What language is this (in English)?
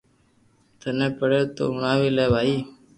Loarki